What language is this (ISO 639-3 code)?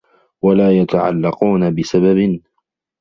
ara